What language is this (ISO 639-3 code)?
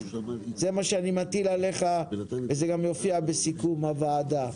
heb